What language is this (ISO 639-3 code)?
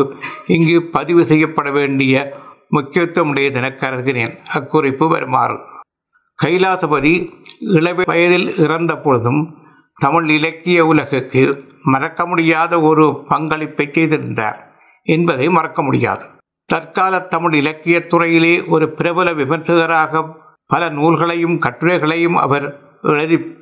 tam